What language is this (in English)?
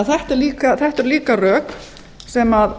Icelandic